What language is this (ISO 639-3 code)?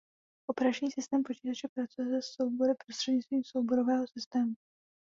ces